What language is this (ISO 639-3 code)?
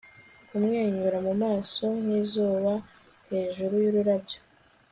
kin